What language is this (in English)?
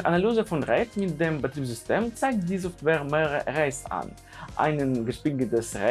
German